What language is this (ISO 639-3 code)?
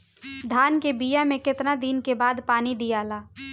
bho